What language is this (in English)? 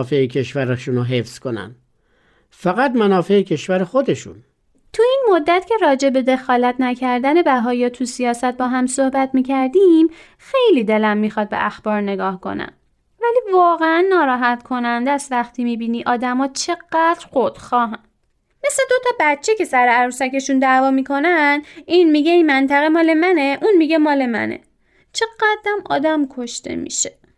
Persian